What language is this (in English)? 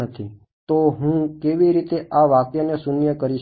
Gujarati